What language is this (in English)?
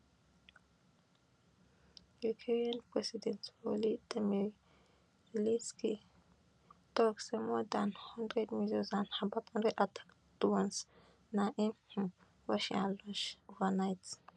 Nigerian Pidgin